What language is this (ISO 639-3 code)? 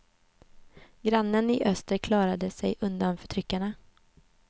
swe